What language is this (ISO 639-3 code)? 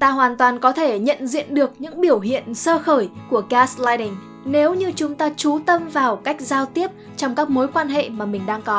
vie